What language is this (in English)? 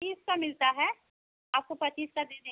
Hindi